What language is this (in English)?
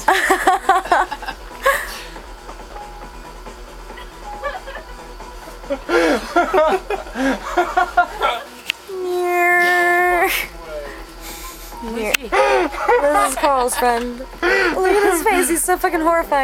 English